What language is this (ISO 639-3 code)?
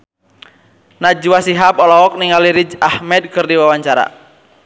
sun